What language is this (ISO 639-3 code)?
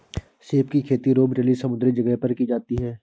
hin